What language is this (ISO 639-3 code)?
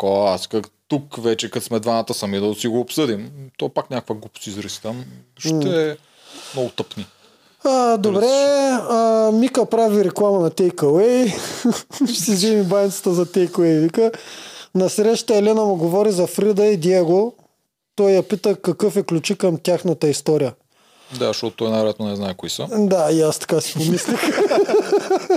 bul